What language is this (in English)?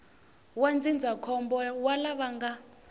Tsonga